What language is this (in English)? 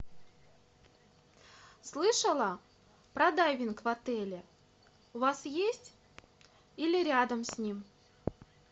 Russian